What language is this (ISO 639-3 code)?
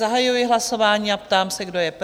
ces